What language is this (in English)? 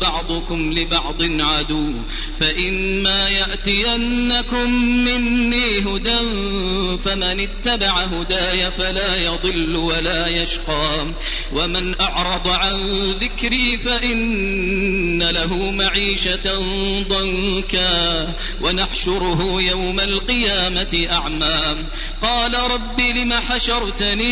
Arabic